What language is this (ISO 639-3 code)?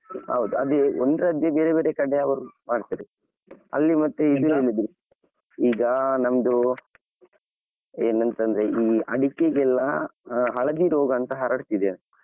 kan